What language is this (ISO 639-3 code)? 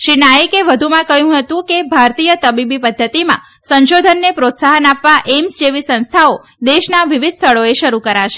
guj